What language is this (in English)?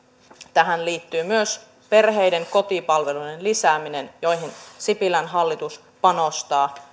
Finnish